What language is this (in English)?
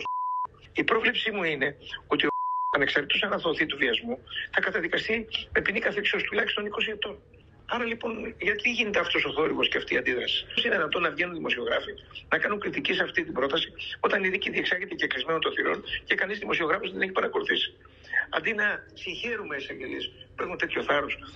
Greek